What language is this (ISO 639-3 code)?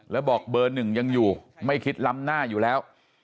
tha